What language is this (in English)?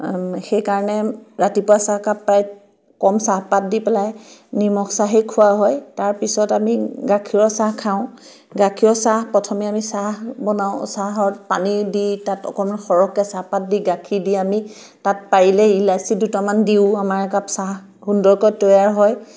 Assamese